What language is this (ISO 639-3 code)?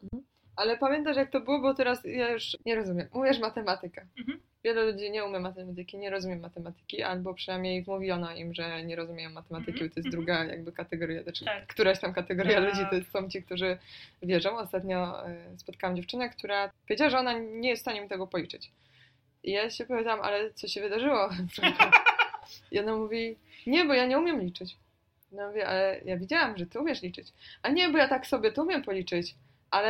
pol